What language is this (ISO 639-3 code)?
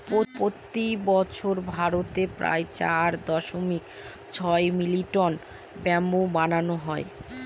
ben